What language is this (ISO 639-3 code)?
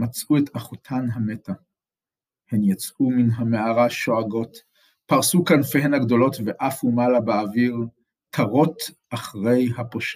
heb